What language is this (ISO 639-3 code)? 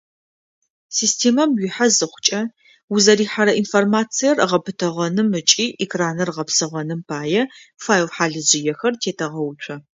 ady